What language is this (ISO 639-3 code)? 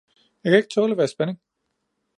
dan